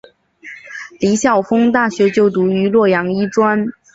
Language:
Chinese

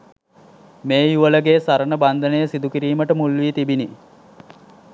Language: Sinhala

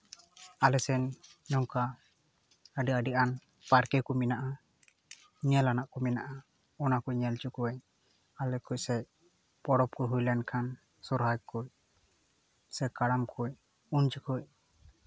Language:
Santali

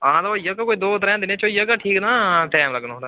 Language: Dogri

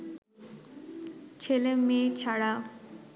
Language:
Bangla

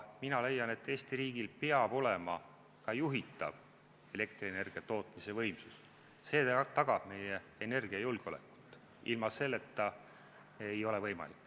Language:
Estonian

